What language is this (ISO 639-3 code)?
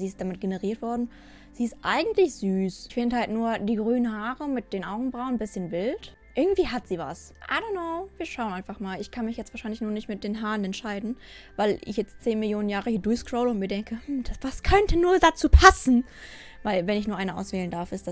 deu